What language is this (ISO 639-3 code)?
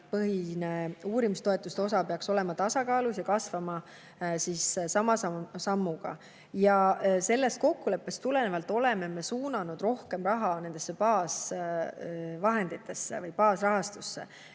est